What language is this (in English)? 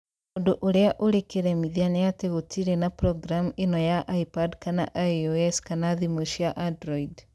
Kikuyu